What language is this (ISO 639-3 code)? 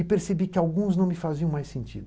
por